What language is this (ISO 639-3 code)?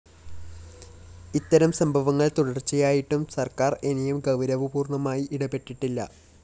mal